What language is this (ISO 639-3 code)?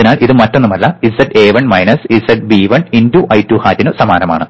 mal